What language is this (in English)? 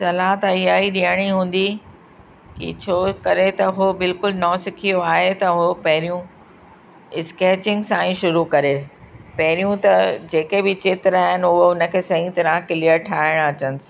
Sindhi